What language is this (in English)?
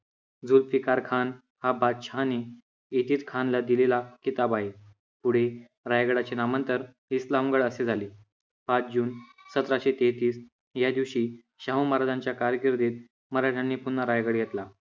Marathi